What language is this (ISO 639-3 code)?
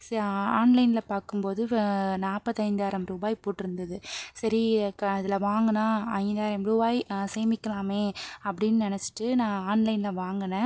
tam